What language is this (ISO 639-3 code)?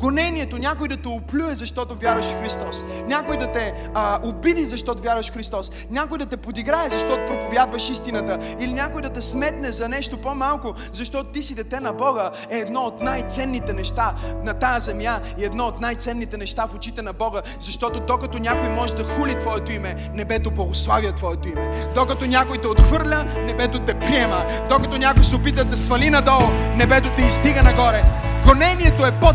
bul